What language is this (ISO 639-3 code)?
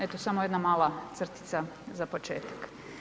hrv